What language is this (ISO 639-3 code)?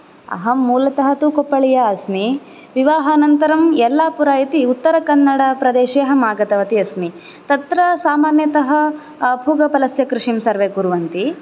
san